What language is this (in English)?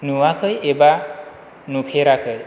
Bodo